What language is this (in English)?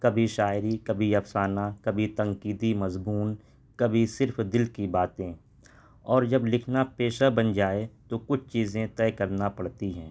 Urdu